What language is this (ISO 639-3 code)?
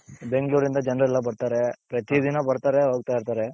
kan